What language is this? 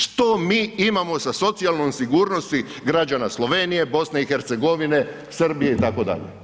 Croatian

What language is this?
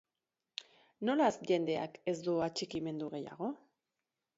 Basque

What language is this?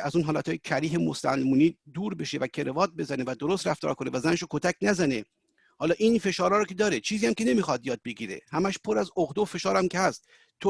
Persian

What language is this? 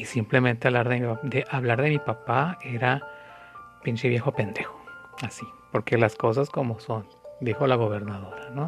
Spanish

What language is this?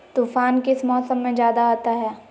Magahi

